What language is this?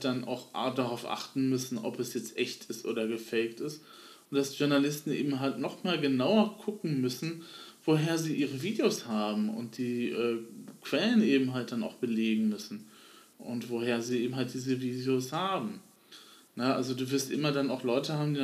German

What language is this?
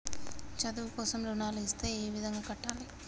Telugu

